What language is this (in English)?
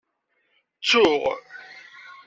Kabyle